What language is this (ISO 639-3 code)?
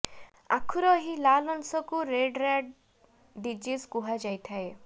ori